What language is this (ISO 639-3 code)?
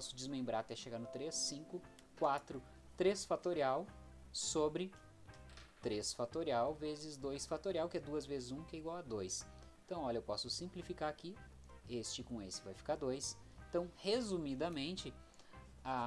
por